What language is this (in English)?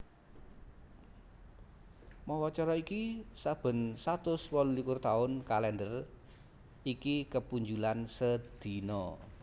Javanese